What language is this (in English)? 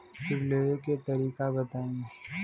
Bhojpuri